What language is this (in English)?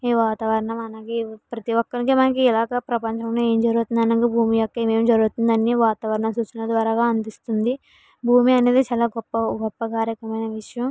Telugu